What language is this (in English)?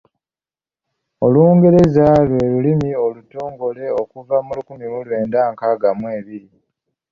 Ganda